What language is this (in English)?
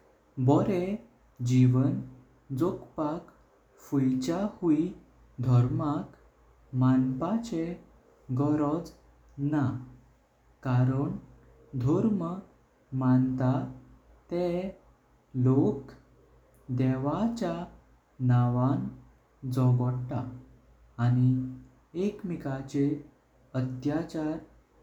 Konkani